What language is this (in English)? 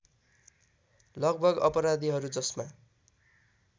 Nepali